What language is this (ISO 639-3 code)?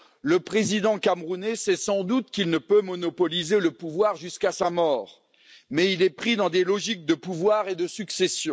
fra